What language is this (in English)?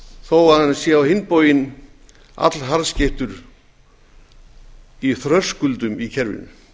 Icelandic